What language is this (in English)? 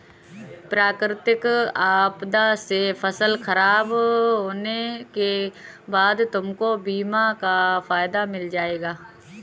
Hindi